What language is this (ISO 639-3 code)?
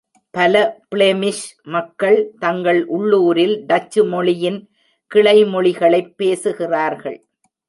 tam